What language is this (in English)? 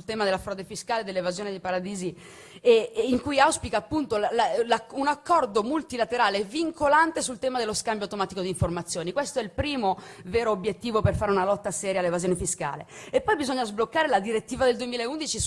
Italian